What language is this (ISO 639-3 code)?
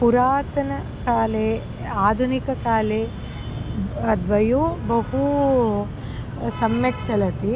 san